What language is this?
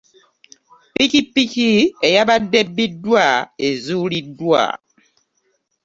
Ganda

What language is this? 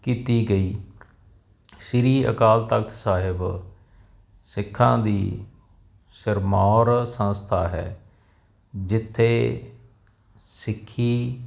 Punjabi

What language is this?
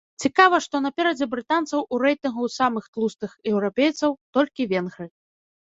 Belarusian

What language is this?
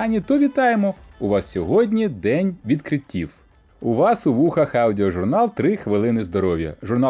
Ukrainian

